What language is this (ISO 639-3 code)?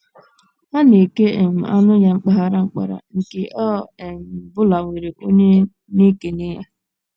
ibo